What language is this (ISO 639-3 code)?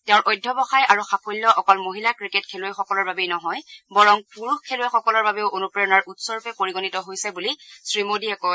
asm